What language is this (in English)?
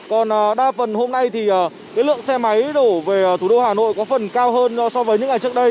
Vietnamese